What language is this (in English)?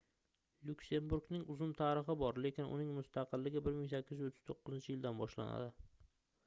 Uzbek